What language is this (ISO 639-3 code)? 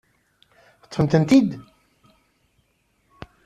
kab